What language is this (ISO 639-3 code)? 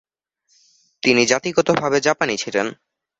ben